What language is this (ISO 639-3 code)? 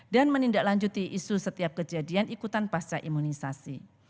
ind